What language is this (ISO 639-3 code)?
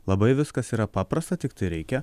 lit